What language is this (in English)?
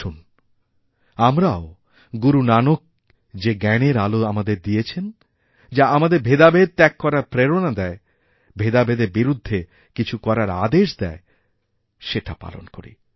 Bangla